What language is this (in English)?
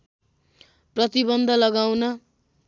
Nepali